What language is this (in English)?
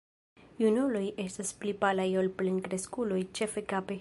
Esperanto